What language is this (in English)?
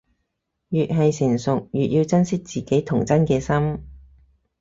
Cantonese